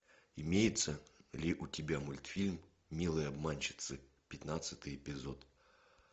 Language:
Russian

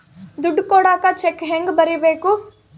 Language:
Kannada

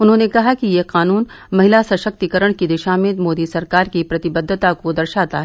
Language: Hindi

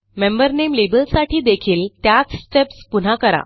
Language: Marathi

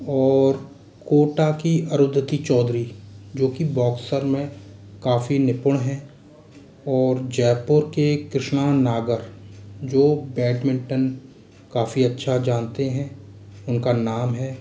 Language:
Hindi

